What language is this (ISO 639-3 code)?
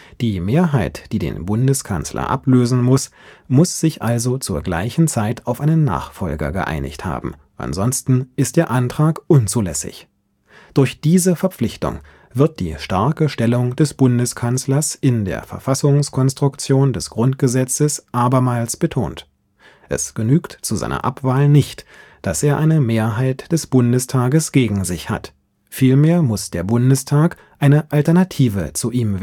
deu